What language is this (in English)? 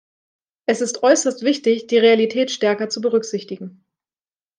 German